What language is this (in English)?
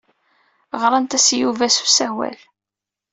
Kabyle